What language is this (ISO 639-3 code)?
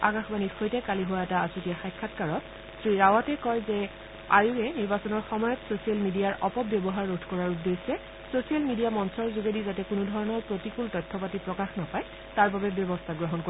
asm